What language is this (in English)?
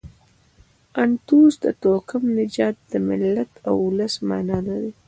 Pashto